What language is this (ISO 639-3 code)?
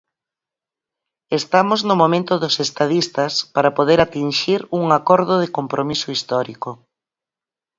glg